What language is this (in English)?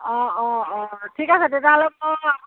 Assamese